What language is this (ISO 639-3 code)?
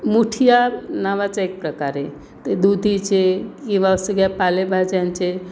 mar